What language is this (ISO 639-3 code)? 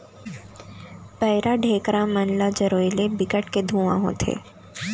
hne